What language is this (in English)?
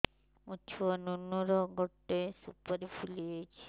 Odia